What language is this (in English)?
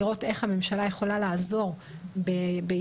Hebrew